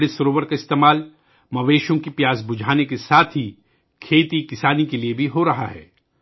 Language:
Urdu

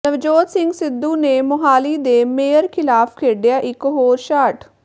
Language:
Punjabi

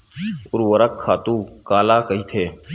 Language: Chhattisgarhi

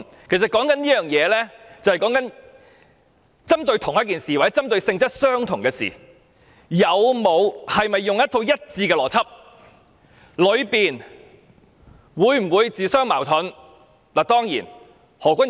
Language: Cantonese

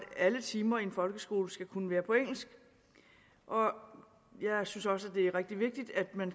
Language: Danish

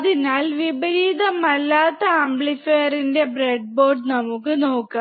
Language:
Malayalam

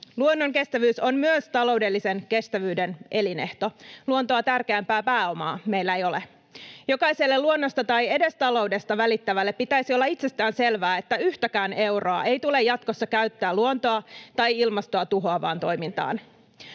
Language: Finnish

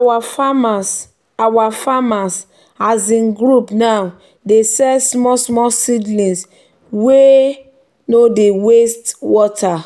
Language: Nigerian Pidgin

